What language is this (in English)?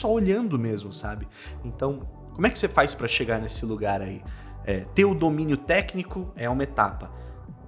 Portuguese